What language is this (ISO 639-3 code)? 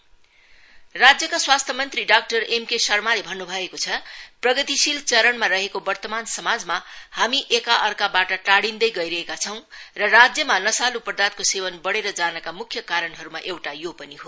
nep